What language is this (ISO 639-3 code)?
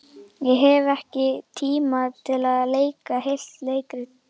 isl